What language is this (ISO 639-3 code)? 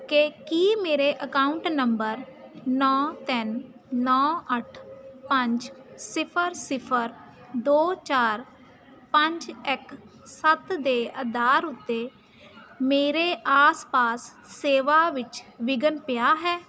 pan